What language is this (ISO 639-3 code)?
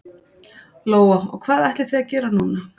isl